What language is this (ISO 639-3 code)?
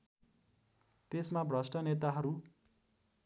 nep